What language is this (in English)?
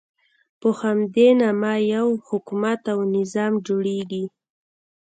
Pashto